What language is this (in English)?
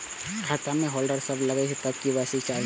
Maithili